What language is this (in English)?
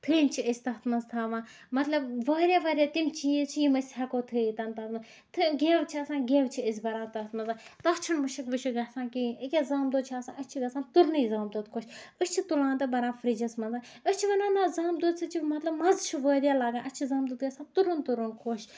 Kashmiri